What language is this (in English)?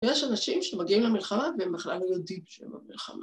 Hebrew